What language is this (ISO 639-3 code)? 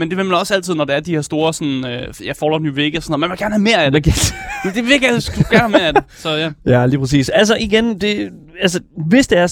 dan